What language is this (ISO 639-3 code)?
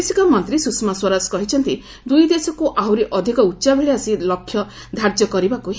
ori